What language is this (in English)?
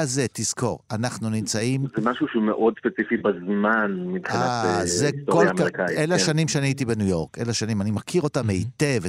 Hebrew